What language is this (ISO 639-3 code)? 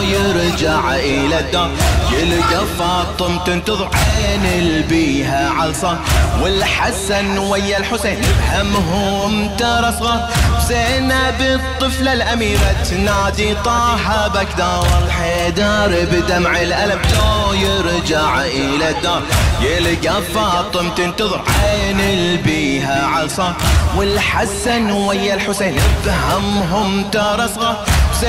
ara